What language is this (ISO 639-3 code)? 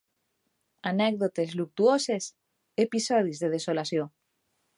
cat